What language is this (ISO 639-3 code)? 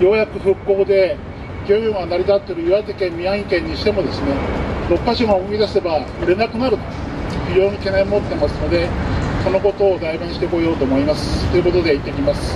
jpn